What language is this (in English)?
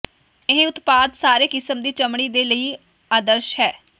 Punjabi